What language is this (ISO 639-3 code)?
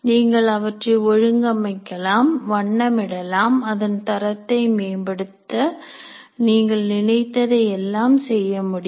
tam